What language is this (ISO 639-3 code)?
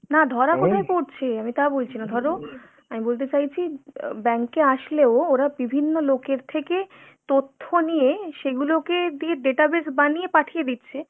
ben